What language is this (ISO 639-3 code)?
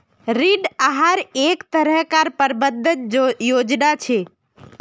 mag